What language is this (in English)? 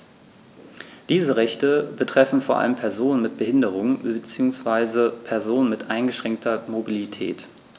German